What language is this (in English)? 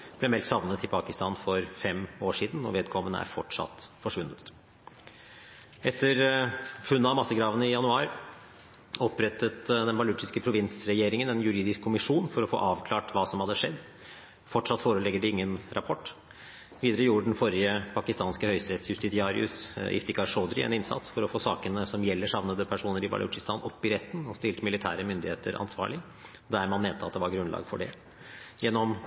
Norwegian Bokmål